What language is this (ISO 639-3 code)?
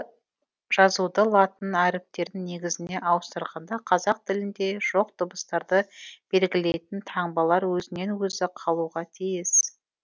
kaz